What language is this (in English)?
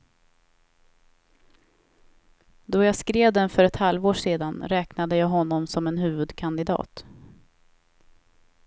Swedish